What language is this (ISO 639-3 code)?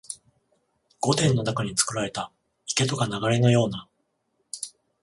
jpn